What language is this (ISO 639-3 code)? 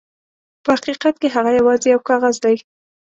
pus